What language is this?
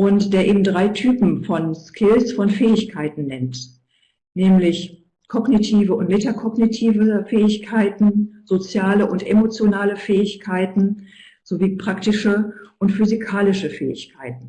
German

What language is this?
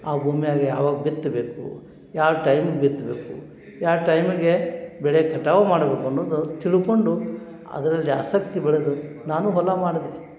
Kannada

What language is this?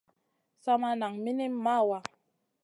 Masana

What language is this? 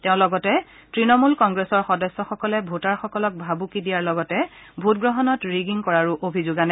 Assamese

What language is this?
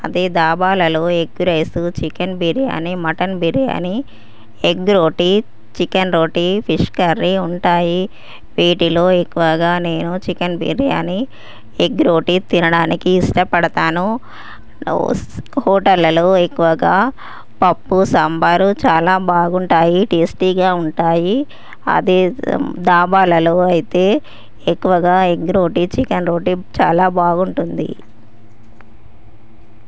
Telugu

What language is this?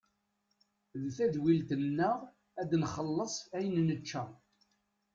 Kabyle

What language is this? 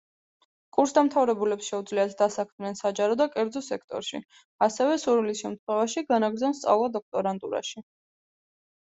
Georgian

